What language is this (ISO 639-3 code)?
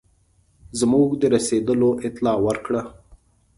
pus